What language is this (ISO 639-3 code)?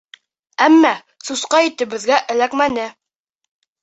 bak